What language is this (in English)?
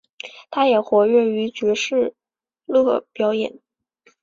Chinese